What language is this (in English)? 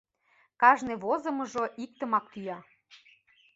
Mari